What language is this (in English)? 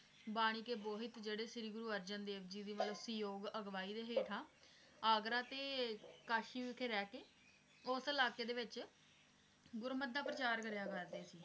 Punjabi